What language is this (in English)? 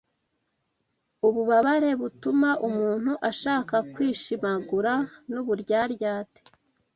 Kinyarwanda